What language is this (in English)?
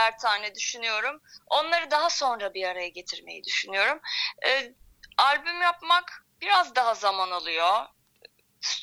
Turkish